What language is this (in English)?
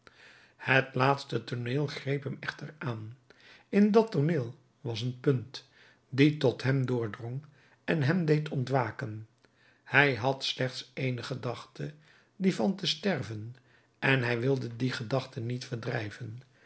Dutch